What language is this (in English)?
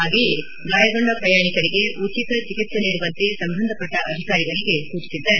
Kannada